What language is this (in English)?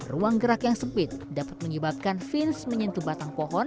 Indonesian